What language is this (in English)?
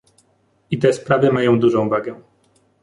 Polish